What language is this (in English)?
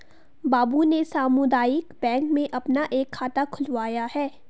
Hindi